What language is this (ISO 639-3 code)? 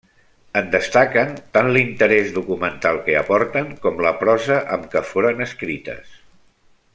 cat